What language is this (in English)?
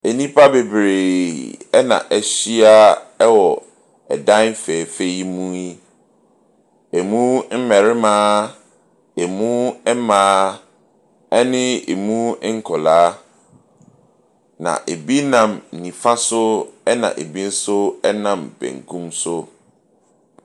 Akan